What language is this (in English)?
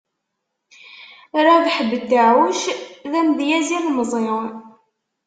Kabyle